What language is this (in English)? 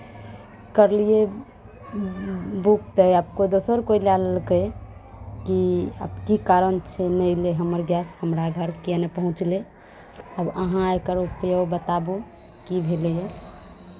Maithili